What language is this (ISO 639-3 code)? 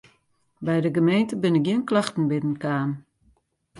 fry